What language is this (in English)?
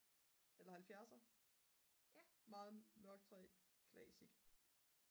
Danish